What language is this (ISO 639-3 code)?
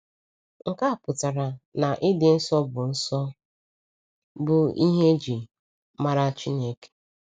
ibo